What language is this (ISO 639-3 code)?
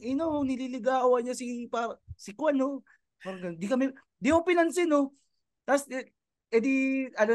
fil